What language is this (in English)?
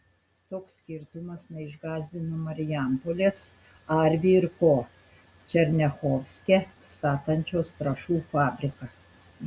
Lithuanian